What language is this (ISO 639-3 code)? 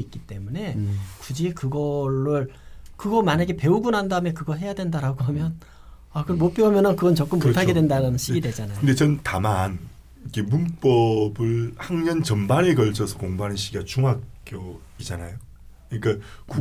kor